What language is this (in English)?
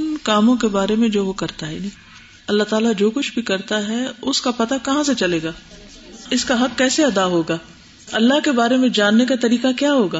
Urdu